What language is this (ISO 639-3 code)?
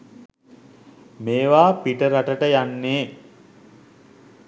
sin